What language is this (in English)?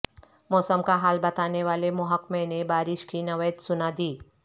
Urdu